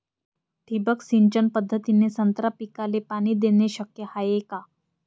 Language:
Marathi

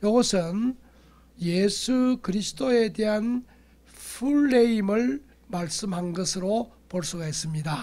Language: Korean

